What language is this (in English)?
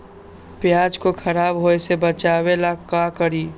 Magahi